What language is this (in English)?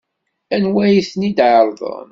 Kabyle